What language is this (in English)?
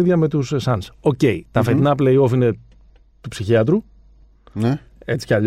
Greek